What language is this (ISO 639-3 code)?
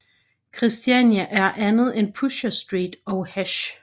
dan